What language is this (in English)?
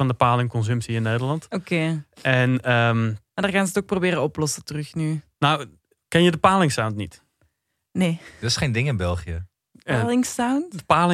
Dutch